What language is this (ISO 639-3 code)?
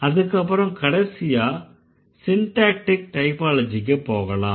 tam